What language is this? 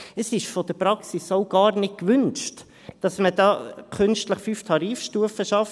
Swiss German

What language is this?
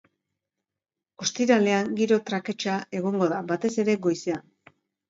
Basque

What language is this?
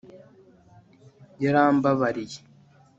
Kinyarwanda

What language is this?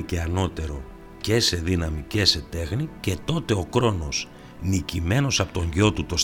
Greek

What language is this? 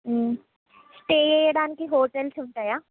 Telugu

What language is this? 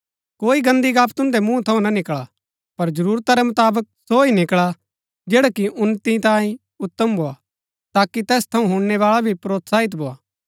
Gaddi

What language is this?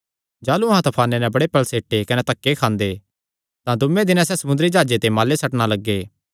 Kangri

